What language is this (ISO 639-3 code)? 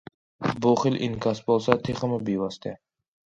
uig